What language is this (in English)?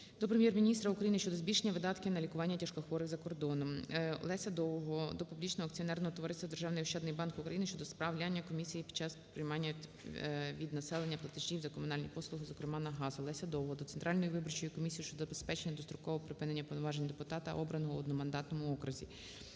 Ukrainian